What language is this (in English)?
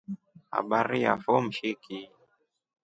Rombo